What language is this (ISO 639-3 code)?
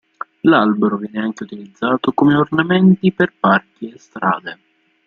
ita